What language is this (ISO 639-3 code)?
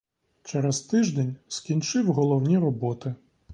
ukr